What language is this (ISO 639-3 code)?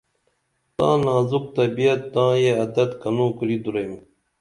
dml